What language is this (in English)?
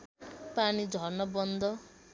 Nepali